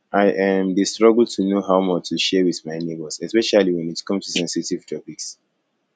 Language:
Nigerian Pidgin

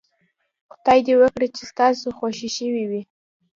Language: Pashto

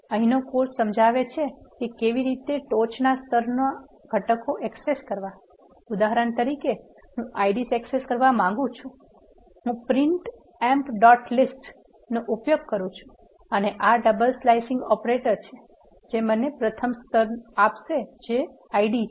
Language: Gujarati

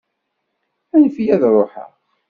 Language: Kabyle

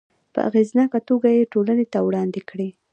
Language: Pashto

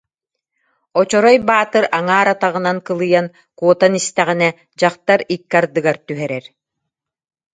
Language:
Yakut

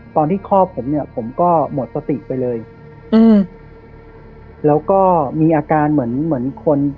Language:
Thai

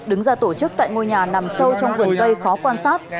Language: Vietnamese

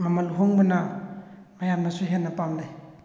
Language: Manipuri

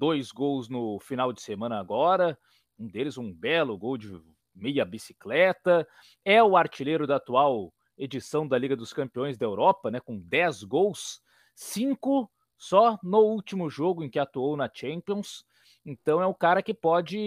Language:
Portuguese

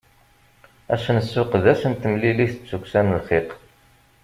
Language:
Kabyle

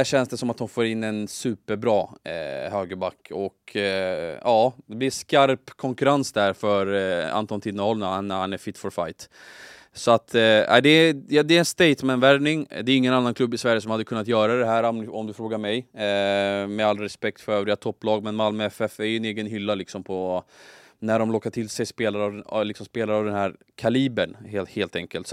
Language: Swedish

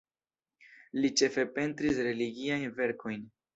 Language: Esperanto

